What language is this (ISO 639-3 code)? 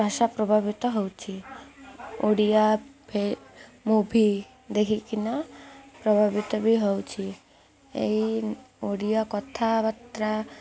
ori